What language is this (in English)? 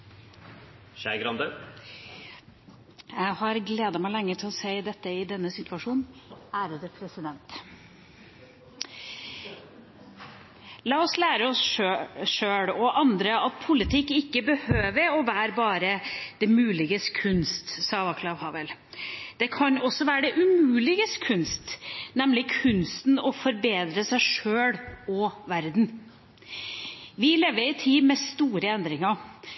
Norwegian